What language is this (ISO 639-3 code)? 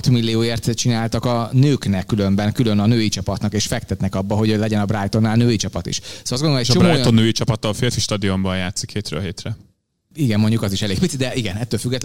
hun